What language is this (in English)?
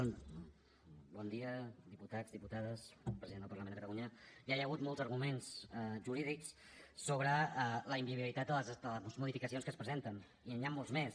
Catalan